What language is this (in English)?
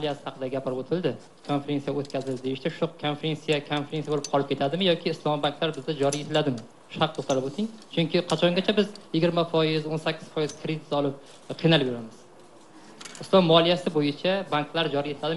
Romanian